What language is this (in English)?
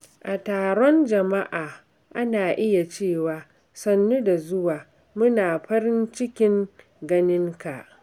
Hausa